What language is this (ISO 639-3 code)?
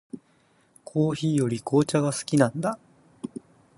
jpn